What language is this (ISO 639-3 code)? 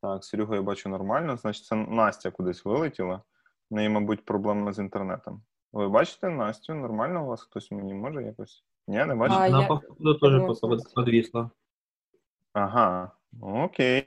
ukr